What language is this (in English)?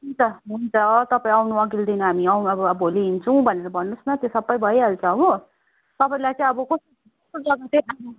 Nepali